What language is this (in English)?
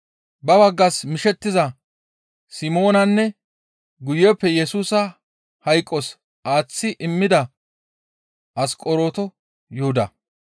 Gamo